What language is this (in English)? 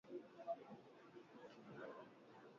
Swahili